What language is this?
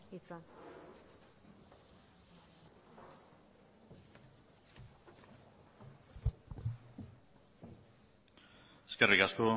Basque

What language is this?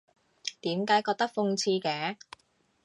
Cantonese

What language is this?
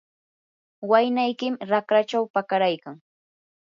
Yanahuanca Pasco Quechua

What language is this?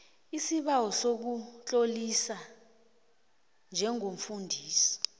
South Ndebele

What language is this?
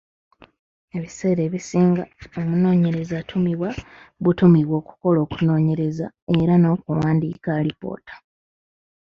Ganda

